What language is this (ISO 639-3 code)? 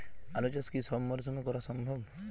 ben